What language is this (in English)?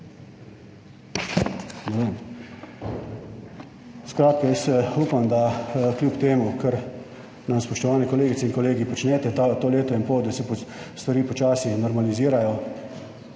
Slovenian